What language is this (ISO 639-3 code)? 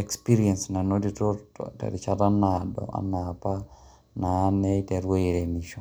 mas